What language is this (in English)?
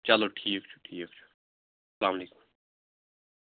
Kashmiri